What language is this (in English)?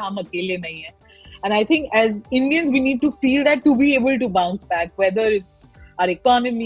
Hindi